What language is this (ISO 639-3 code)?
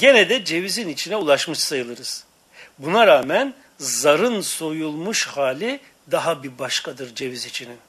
tur